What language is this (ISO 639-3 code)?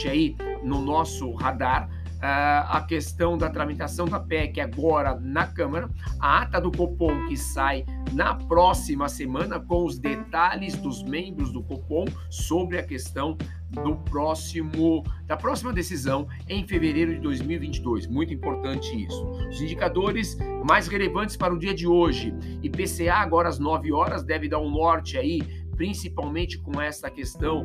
por